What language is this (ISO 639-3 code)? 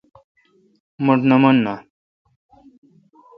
xka